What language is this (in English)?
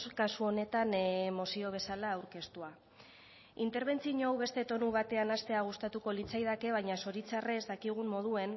Basque